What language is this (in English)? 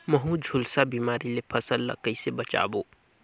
Chhattisgarhi